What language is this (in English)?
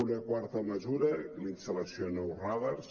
Catalan